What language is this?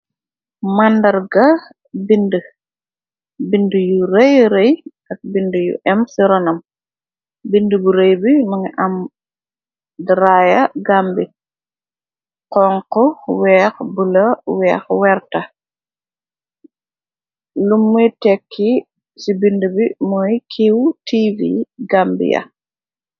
Wolof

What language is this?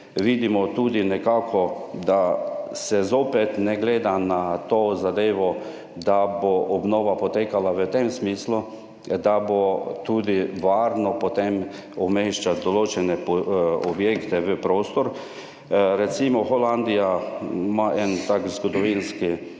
Slovenian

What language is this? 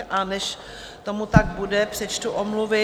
Czech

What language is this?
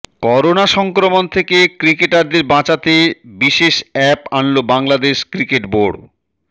Bangla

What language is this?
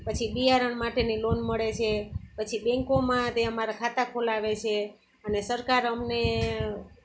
Gujarati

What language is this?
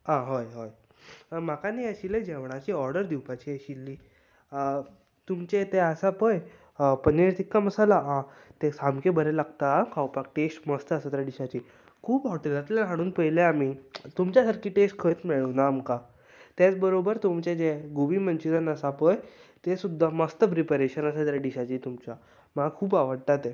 Konkani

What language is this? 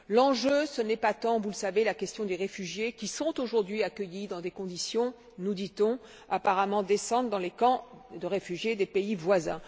French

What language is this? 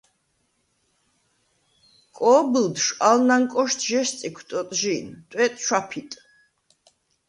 Svan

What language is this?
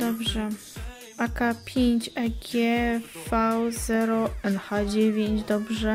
Polish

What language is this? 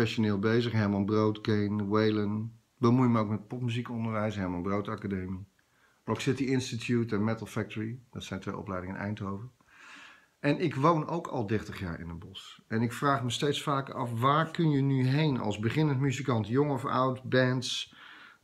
Dutch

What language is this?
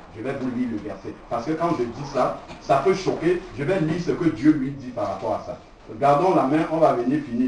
French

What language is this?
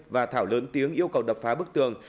Vietnamese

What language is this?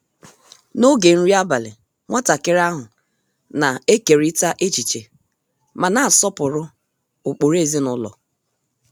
Igbo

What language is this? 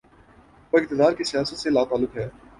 Urdu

